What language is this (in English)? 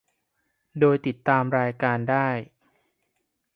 Thai